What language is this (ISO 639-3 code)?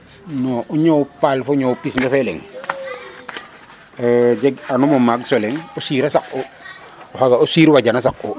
srr